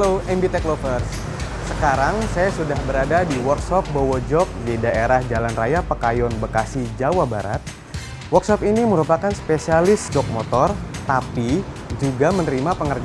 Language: Indonesian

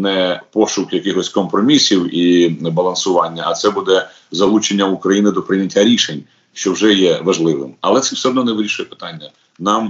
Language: Ukrainian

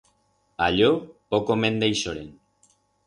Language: Aragonese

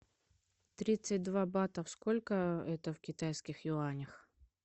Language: Russian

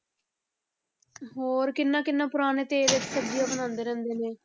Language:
Punjabi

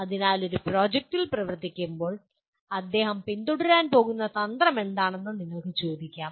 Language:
Malayalam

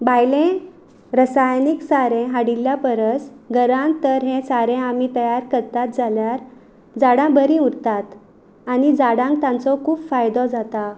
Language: Konkani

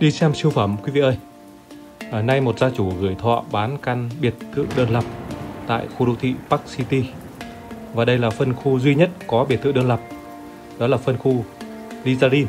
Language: Vietnamese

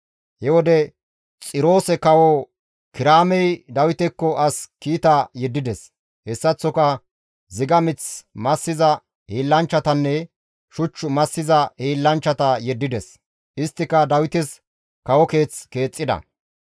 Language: Gamo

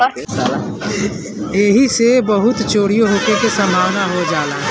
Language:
Bhojpuri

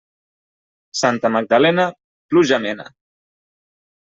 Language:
Catalan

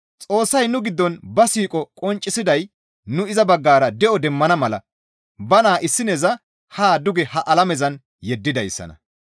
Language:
Gamo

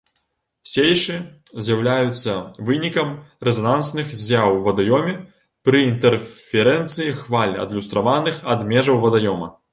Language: Belarusian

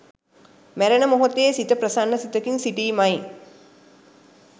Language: Sinhala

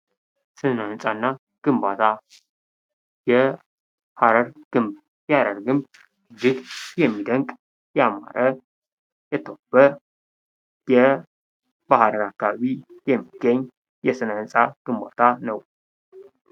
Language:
Amharic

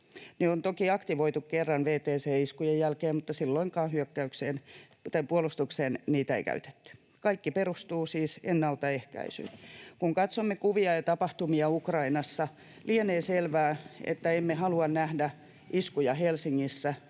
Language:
Finnish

